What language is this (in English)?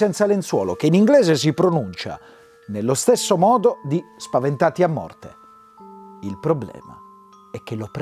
Italian